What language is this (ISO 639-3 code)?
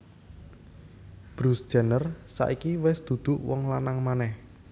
jav